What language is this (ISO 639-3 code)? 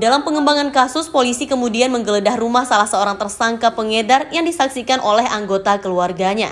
ind